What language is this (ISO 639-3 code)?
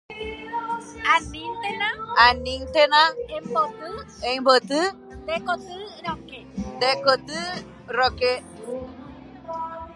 grn